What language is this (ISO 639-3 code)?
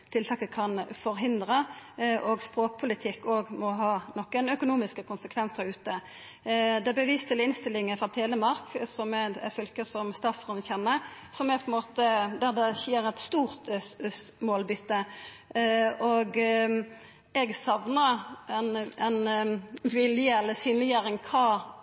nno